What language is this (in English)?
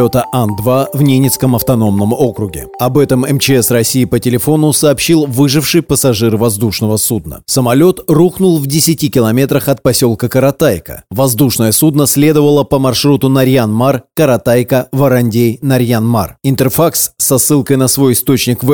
Russian